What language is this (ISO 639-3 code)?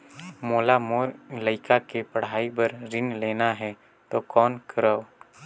hne